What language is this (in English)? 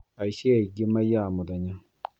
Kikuyu